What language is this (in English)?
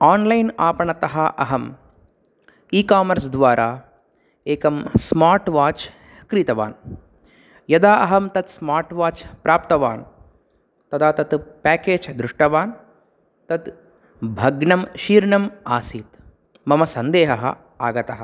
Sanskrit